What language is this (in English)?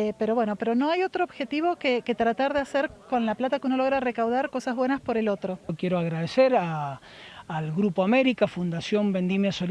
Spanish